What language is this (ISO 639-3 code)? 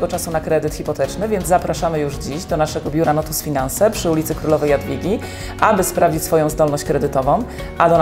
pol